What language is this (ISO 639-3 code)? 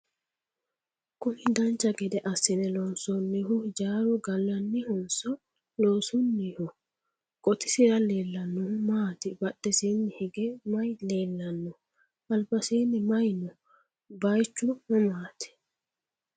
sid